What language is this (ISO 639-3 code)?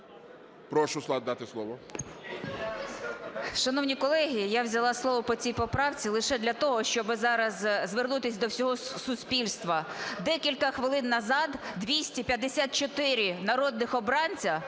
ukr